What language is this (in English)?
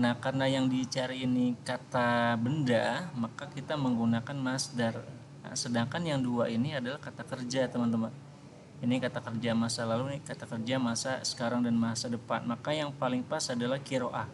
Indonesian